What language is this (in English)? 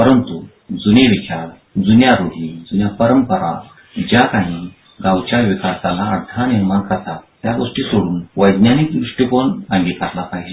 Marathi